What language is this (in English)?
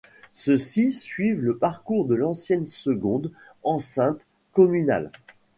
French